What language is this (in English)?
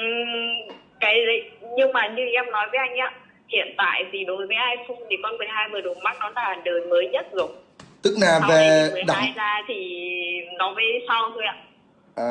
Vietnamese